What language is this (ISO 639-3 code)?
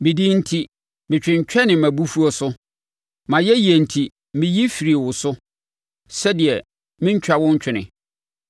aka